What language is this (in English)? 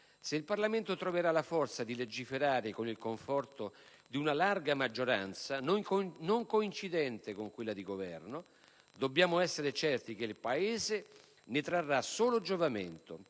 Italian